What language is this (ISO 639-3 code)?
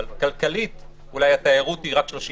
heb